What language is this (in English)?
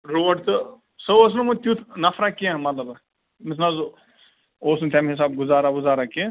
Kashmiri